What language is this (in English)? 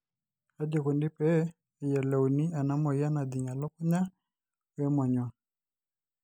Masai